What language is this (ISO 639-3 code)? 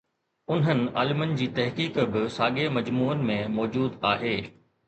snd